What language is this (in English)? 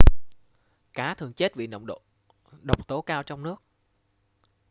Vietnamese